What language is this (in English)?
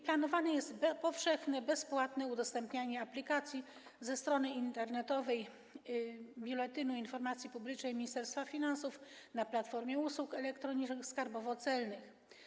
Polish